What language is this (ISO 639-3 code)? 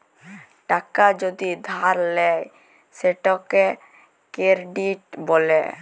ben